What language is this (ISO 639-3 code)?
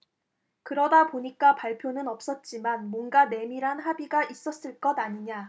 kor